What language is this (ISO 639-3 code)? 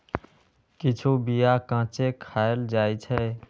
mai